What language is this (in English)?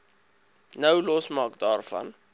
Afrikaans